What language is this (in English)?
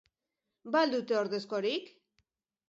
Basque